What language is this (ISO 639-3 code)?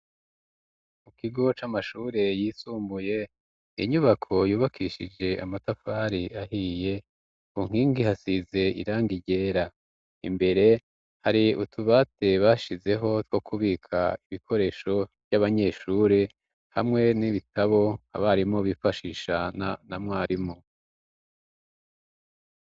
run